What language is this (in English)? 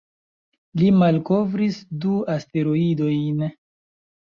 Esperanto